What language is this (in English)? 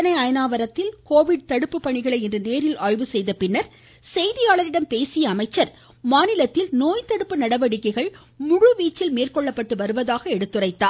Tamil